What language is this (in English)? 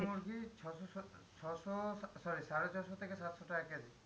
Bangla